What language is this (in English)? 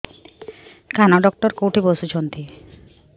Odia